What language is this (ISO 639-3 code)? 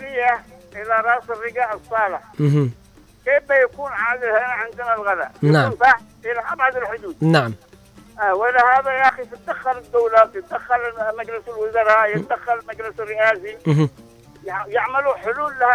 ara